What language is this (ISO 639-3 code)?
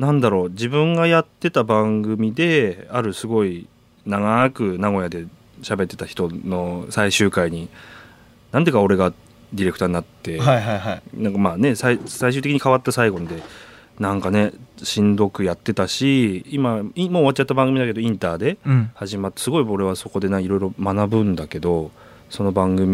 jpn